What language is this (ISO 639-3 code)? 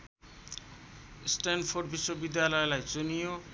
nep